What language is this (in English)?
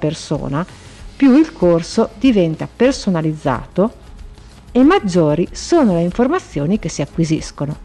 Italian